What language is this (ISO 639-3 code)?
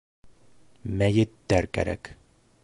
bak